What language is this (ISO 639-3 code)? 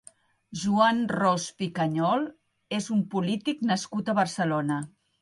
cat